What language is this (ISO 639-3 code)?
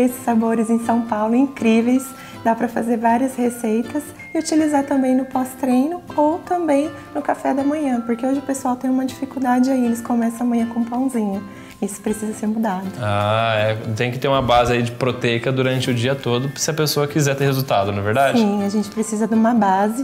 por